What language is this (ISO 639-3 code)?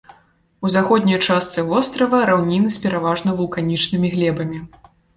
bel